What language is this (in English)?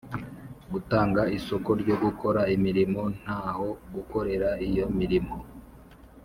Kinyarwanda